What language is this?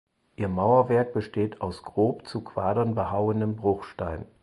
German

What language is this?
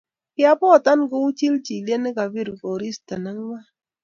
Kalenjin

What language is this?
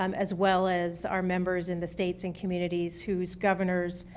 English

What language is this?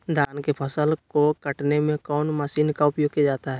Magahi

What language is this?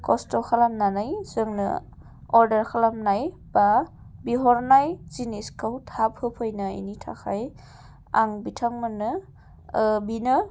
Bodo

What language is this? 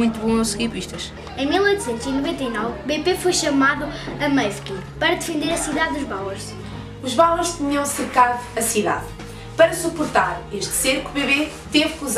Portuguese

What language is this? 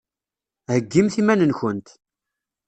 Kabyle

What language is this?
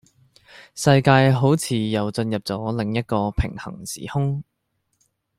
Cantonese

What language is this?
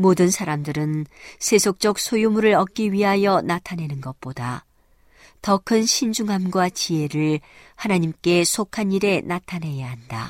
Korean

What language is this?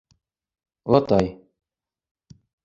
Bashkir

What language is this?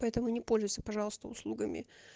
Russian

